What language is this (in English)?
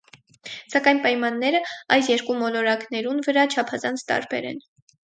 Armenian